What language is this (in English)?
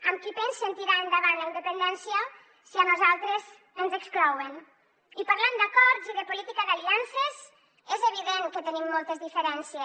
Catalan